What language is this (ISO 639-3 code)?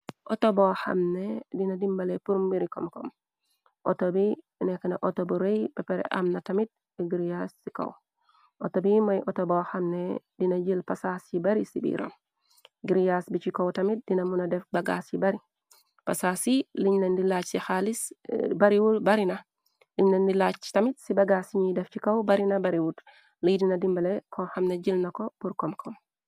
wol